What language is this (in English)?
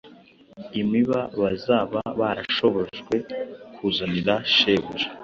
Kinyarwanda